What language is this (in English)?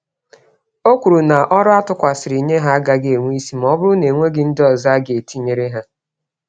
Igbo